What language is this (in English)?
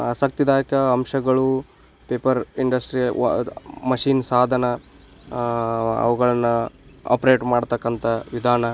Kannada